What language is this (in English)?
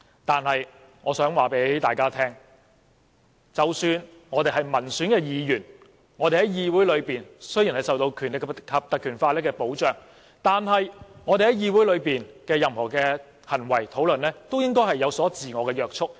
Cantonese